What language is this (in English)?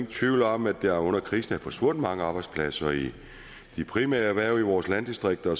Danish